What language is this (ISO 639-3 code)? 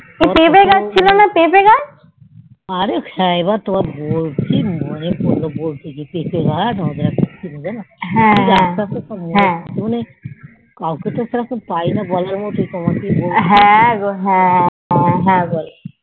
ben